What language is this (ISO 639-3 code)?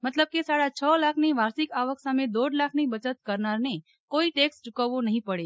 guj